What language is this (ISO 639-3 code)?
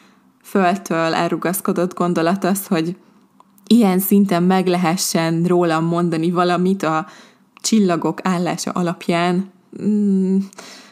hun